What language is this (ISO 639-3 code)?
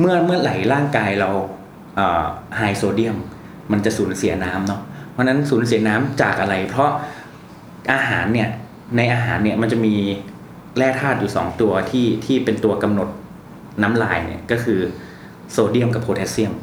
tha